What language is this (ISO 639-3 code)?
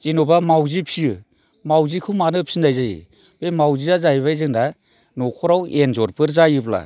brx